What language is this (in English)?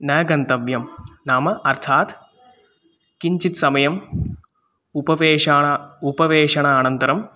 Sanskrit